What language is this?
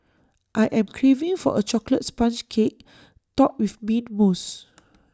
English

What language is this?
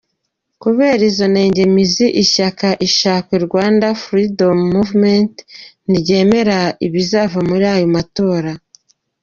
Kinyarwanda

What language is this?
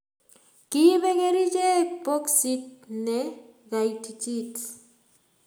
Kalenjin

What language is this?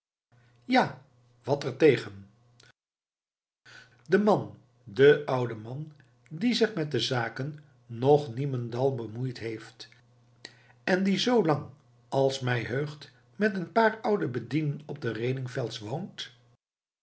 Dutch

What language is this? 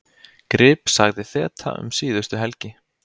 Icelandic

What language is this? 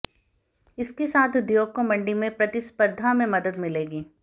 Hindi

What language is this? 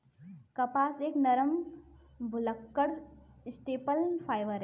Hindi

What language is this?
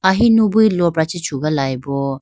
Idu-Mishmi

